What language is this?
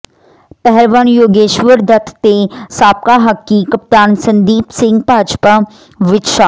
Punjabi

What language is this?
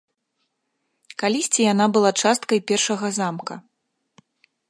Belarusian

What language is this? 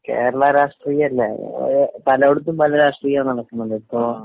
Malayalam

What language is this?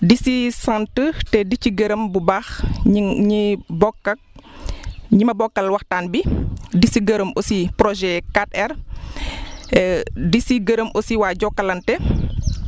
Wolof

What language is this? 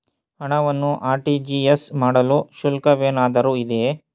Kannada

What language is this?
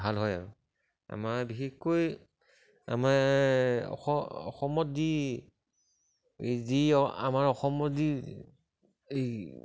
Assamese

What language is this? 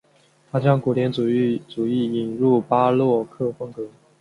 Chinese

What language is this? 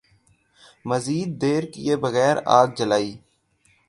Urdu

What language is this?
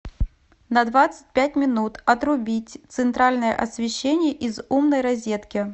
Russian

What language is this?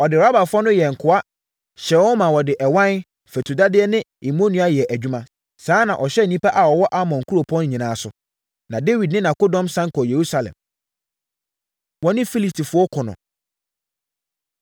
Akan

